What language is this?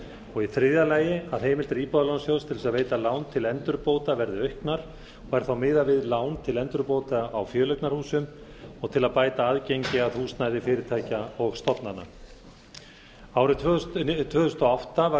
Icelandic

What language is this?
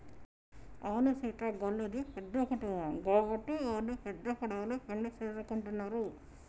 Telugu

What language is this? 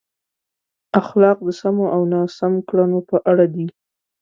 Pashto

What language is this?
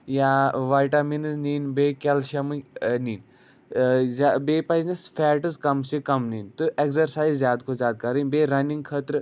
Kashmiri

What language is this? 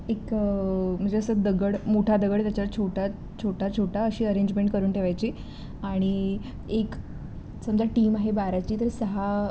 Marathi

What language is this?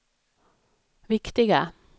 Swedish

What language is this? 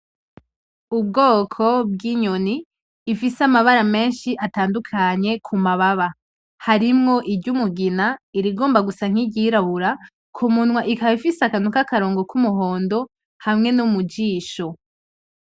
Rundi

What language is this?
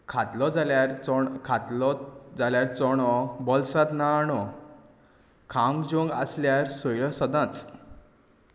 Konkani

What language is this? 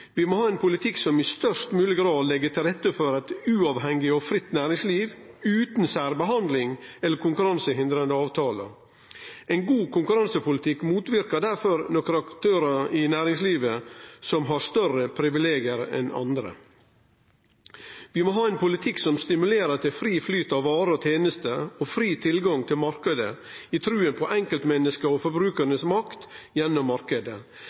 Norwegian Nynorsk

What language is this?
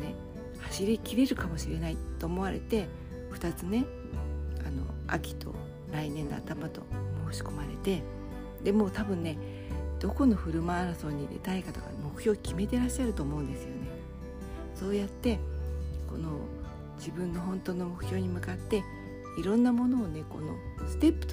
Japanese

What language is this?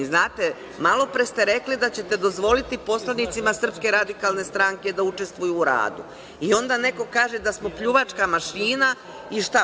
Serbian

